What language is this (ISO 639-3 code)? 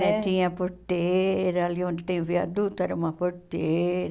por